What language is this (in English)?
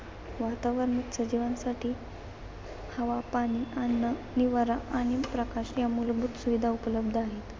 Marathi